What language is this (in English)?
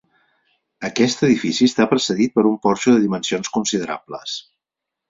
Catalan